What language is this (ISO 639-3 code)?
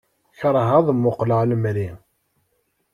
kab